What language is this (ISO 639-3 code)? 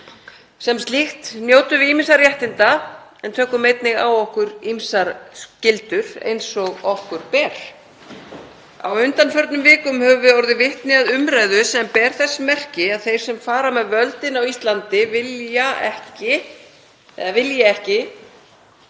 isl